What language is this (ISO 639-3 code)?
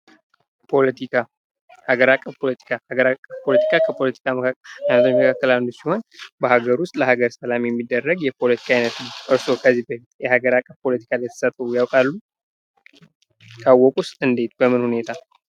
amh